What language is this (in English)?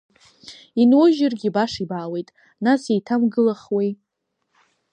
Abkhazian